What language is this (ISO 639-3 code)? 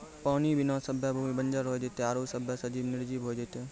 mai